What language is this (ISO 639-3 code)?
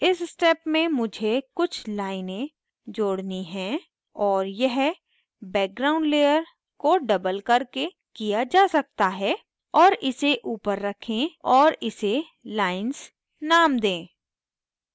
hin